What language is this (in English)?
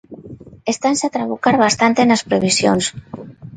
Galician